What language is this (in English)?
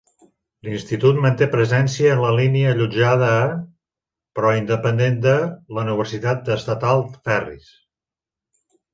Catalan